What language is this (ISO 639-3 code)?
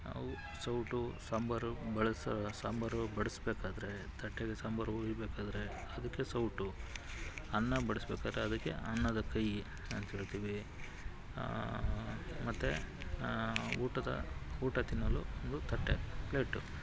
kan